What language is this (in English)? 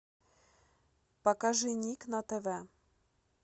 Russian